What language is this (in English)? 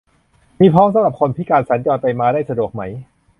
Thai